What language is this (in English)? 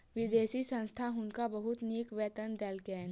Maithili